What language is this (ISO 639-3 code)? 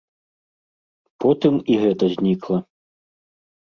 bel